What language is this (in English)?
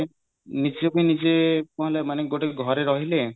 Odia